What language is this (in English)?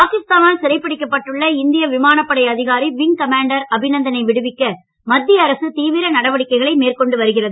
Tamil